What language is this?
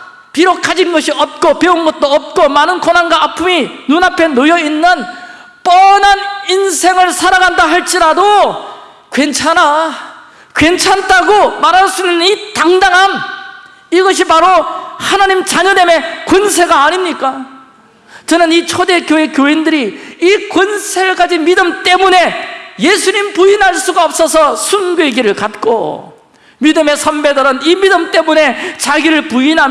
Korean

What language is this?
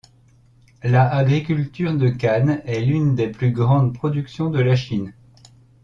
French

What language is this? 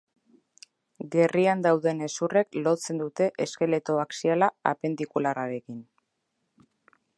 Basque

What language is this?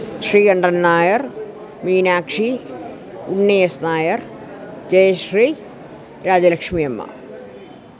Sanskrit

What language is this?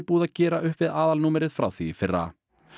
Icelandic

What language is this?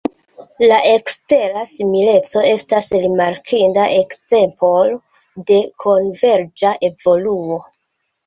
Esperanto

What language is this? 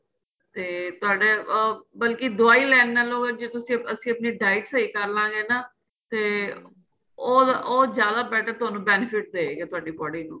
Punjabi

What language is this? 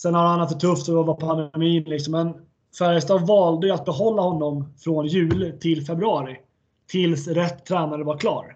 Swedish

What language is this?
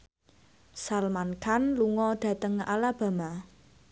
Javanese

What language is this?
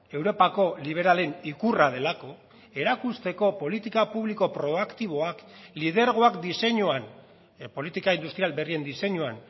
Basque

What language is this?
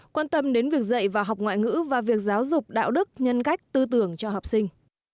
Vietnamese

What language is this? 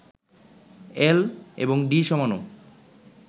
Bangla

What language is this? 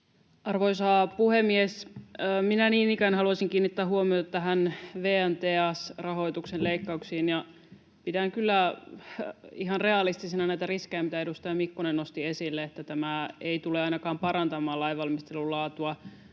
Finnish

